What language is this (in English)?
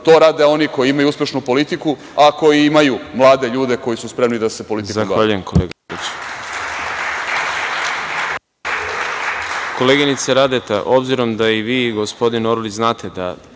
Serbian